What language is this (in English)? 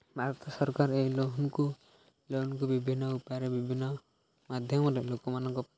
Odia